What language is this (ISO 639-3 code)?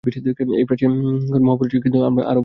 ben